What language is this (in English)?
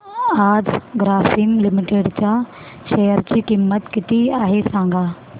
Marathi